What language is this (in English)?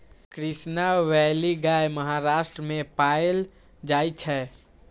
Maithili